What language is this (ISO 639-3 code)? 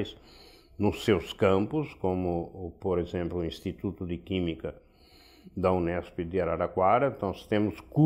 por